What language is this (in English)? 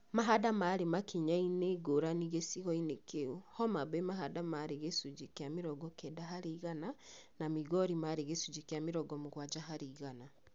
Kikuyu